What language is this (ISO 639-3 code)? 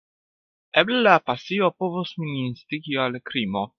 epo